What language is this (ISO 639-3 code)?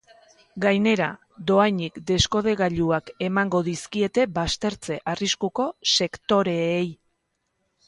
eus